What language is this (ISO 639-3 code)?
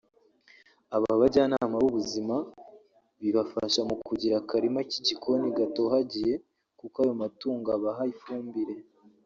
kin